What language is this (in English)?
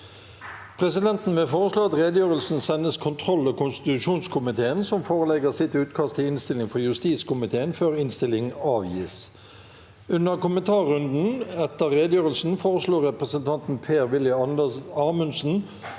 Norwegian